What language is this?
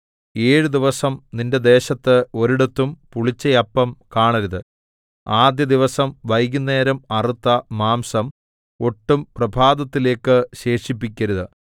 Malayalam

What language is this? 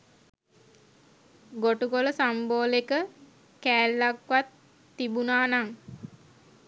Sinhala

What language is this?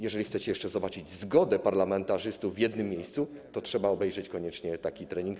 Polish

